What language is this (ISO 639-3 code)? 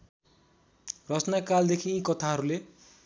nep